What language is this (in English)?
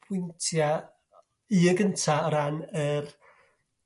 Welsh